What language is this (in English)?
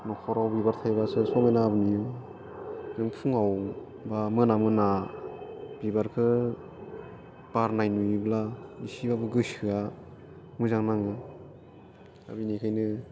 Bodo